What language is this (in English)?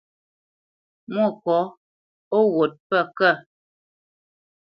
Bamenyam